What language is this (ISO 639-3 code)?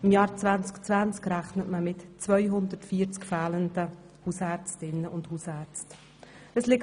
gsw